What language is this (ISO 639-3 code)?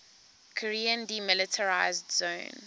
eng